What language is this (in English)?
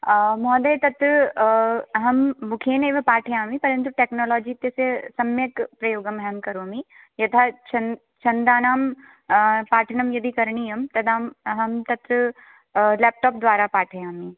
Sanskrit